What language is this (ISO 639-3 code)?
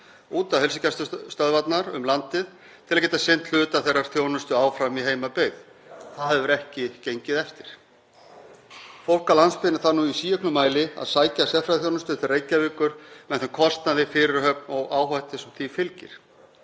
isl